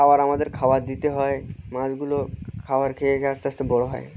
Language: Bangla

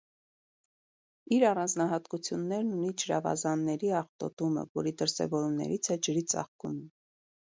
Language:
Armenian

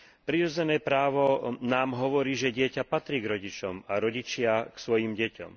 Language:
Slovak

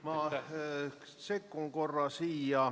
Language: Estonian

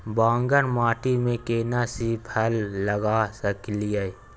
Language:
Maithili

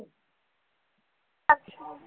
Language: Marathi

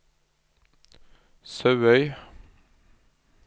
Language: Norwegian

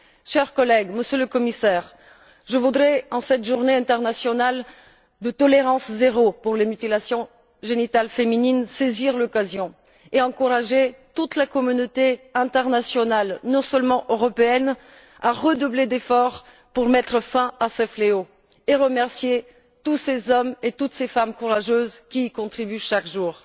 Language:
French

